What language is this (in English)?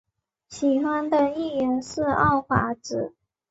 Chinese